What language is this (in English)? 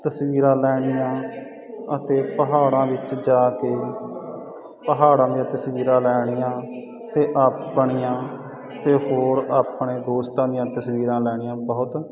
Punjabi